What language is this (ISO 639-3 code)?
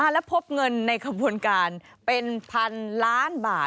tha